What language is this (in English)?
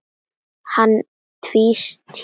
Icelandic